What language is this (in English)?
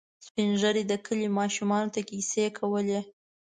Pashto